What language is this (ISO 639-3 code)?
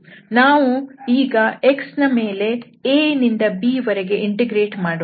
kan